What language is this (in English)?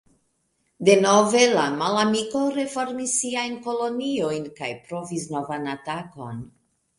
Esperanto